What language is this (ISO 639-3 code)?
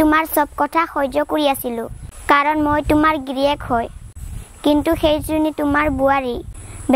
tha